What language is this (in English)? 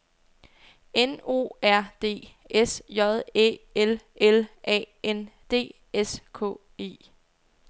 Danish